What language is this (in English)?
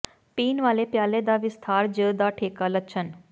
Punjabi